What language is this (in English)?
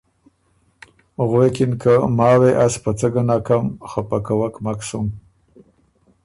Ormuri